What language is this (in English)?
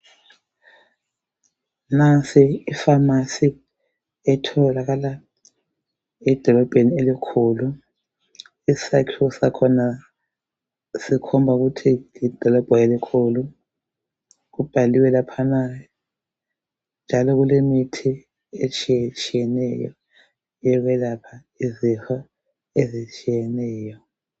North Ndebele